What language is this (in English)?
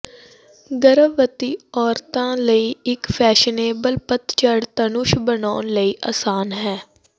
Punjabi